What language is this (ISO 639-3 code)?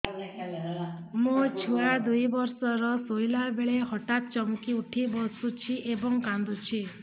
ori